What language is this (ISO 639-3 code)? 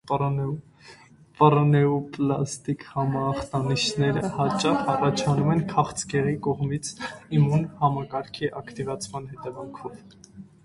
hye